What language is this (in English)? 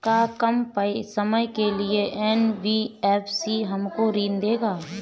Bhojpuri